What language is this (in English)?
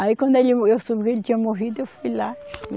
Portuguese